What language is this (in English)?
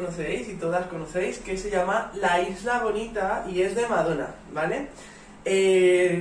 Spanish